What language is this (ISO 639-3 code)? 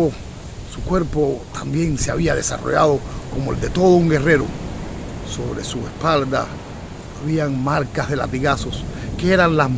spa